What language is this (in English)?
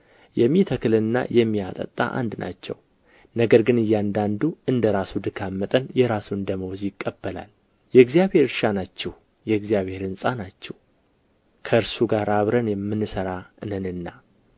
Amharic